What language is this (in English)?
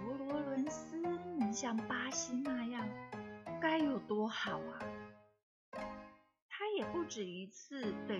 Chinese